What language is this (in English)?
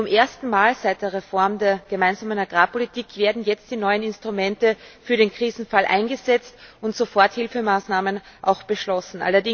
German